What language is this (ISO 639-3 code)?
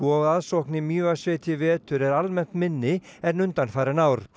isl